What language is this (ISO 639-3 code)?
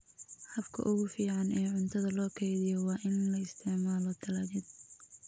som